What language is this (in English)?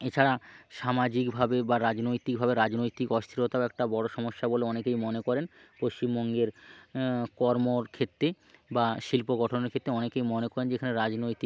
Bangla